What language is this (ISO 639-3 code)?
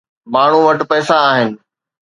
snd